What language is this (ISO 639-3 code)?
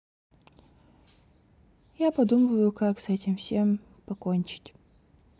rus